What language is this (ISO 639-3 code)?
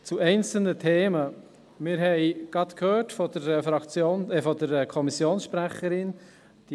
gsw